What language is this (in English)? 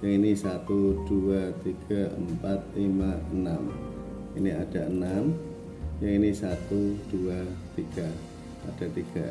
Indonesian